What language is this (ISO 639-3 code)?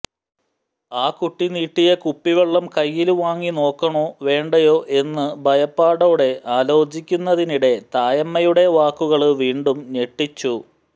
mal